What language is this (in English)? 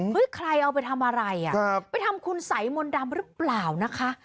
Thai